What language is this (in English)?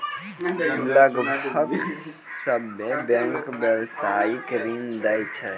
Maithili